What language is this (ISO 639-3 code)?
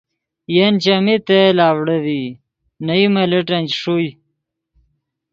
ydg